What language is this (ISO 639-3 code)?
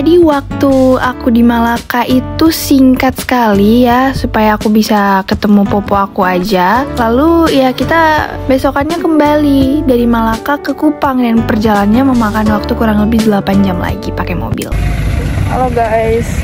ind